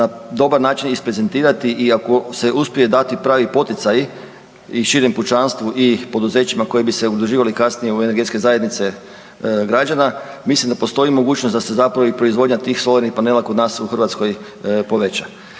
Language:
Croatian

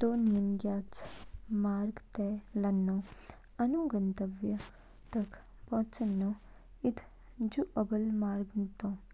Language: Kinnauri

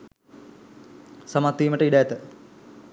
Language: Sinhala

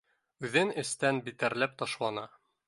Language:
Bashkir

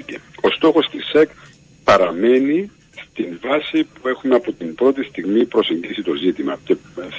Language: Greek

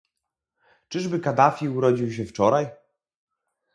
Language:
Polish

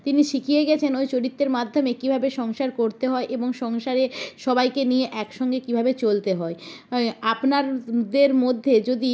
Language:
Bangla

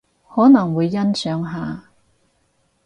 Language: Cantonese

